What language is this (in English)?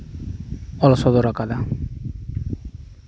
Santali